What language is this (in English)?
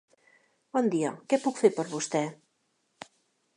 Catalan